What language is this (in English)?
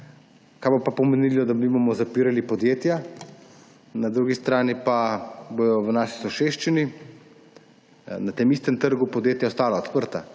Slovenian